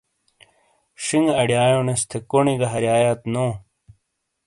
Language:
Shina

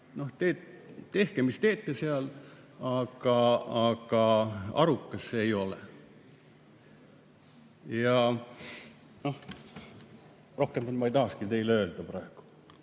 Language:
Estonian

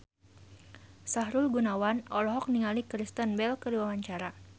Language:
Sundanese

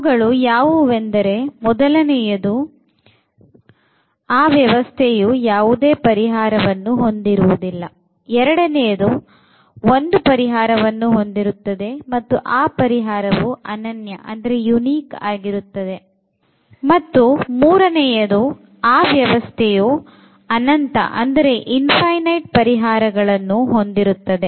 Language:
Kannada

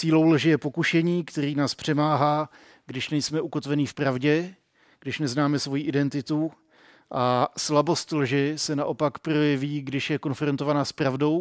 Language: Czech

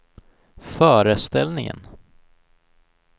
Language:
Swedish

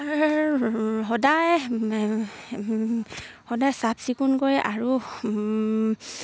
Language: Assamese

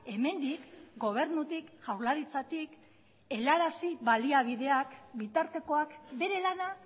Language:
Basque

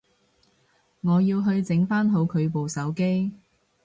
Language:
Cantonese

